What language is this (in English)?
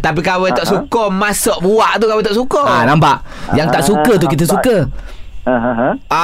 Malay